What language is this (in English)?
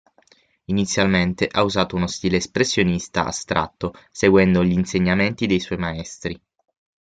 Italian